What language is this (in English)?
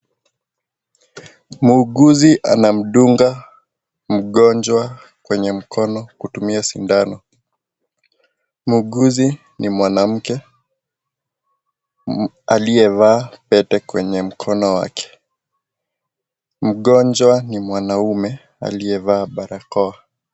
Swahili